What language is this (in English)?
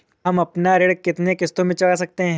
Hindi